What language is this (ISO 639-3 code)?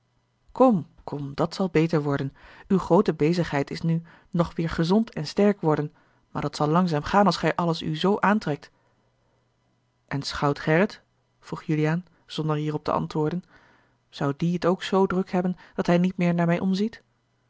nld